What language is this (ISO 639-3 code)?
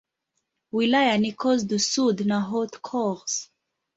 swa